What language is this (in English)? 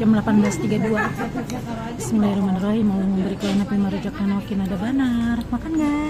Indonesian